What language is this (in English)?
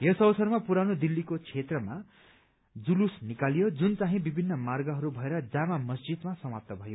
Nepali